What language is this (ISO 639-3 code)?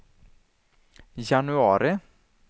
swe